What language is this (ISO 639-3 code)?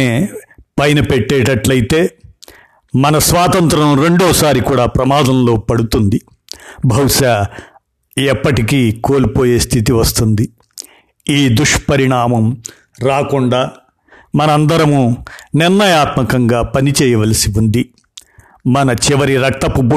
tel